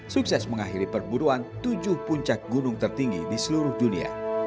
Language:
Indonesian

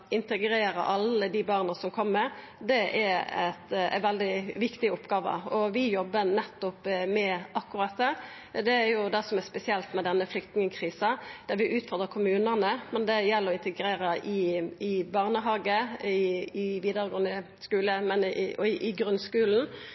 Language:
Norwegian Nynorsk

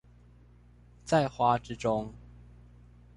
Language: Chinese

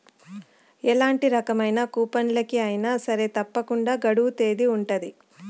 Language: Telugu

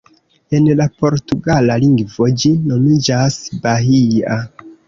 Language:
Esperanto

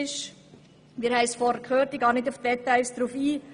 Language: Swiss German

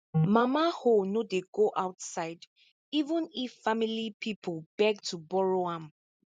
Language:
Nigerian Pidgin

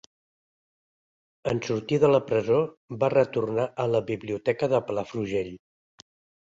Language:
Catalan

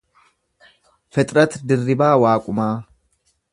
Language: Oromo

